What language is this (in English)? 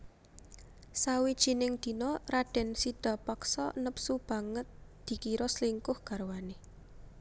Javanese